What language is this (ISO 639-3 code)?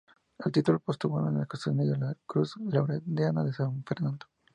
spa